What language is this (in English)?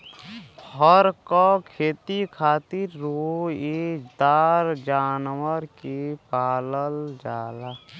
Bhojpuri